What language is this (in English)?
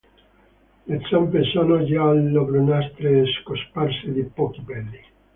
Italian